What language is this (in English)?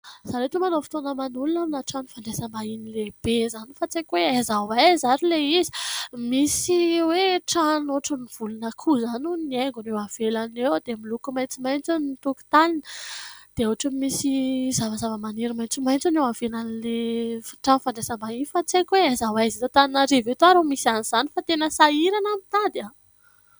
Malagasy